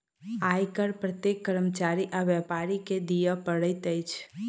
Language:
Maithili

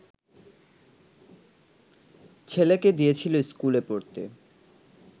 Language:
Bangla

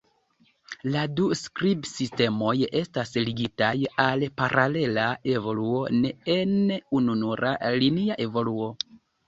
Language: Esperanto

